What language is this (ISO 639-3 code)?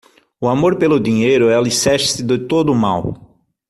por